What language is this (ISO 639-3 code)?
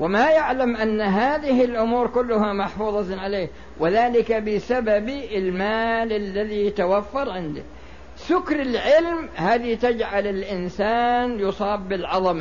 ara